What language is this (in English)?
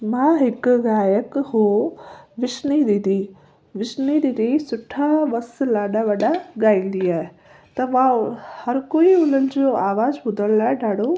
Sindhi